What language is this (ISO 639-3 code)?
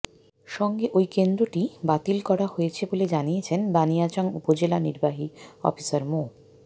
ben